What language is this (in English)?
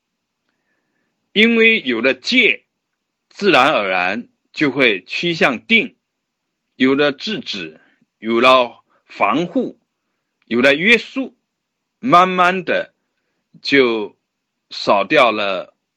Chinese